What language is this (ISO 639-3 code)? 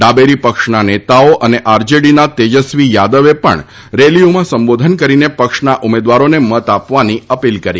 guj